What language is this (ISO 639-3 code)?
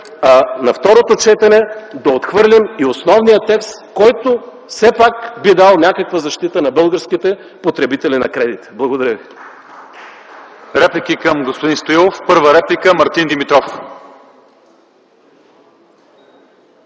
bul